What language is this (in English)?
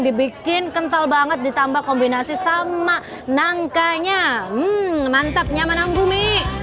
Indonesian